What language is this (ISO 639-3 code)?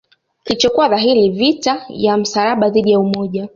swa